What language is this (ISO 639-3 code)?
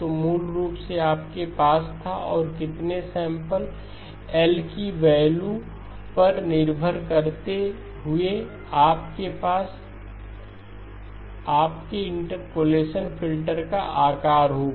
hin